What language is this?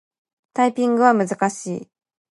Japanese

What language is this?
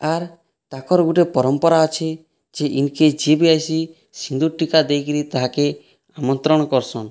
Odia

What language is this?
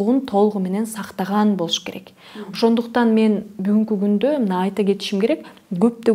Russian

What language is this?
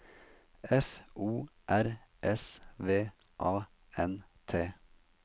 Norwegian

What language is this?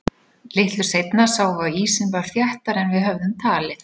Icelandic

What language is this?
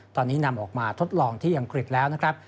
Thai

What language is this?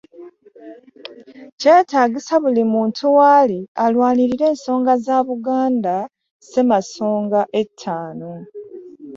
Ganda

